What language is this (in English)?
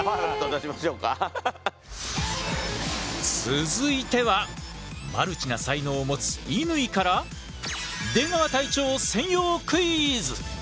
Japanese